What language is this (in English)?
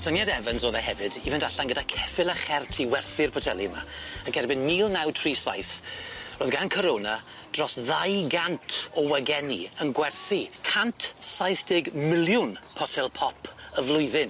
Welsh